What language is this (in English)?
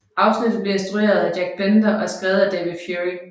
Danish